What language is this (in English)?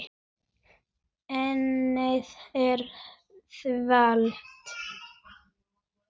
Icelandic